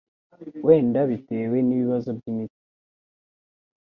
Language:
Kinyarwanda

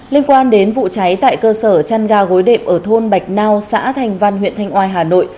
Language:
Vietnamese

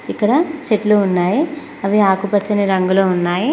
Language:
Telugu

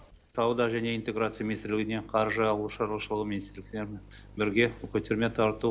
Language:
Kazakh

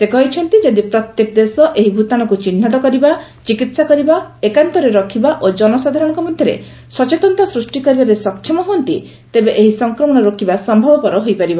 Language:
Odia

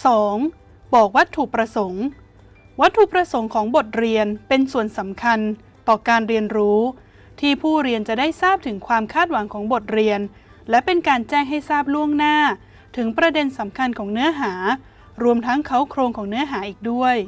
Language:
Thai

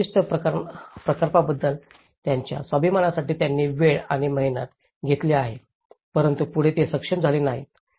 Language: Marathi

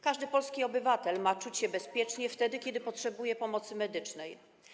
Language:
Polish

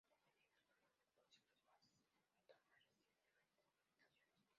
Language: Spanish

